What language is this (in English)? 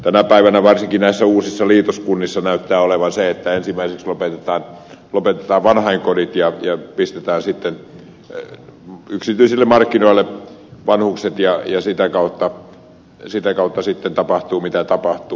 Finnish